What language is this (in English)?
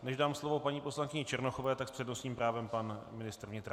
Czech